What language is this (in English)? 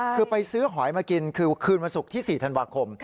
Thai